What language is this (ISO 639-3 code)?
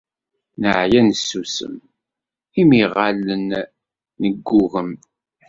kab